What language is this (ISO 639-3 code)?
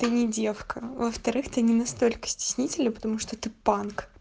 rus